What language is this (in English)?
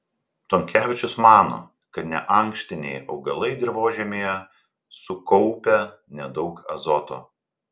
Lithuanian